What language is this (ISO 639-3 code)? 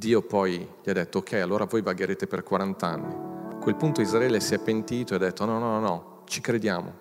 ita